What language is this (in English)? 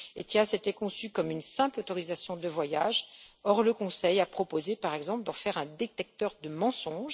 French